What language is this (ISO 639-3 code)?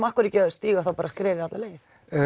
isl